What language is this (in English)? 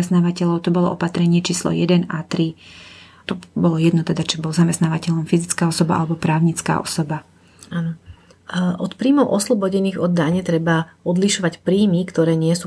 Slovak